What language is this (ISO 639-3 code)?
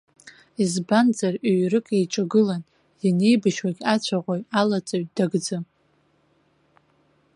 abk